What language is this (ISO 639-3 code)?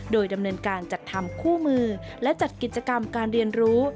tha